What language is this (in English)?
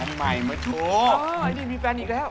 Thai